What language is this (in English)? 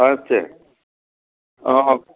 Nepali